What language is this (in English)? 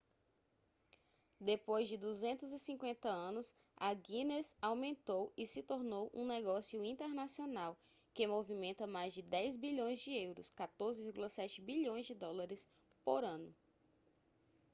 Portuguese